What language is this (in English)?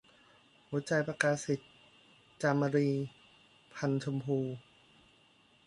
Thai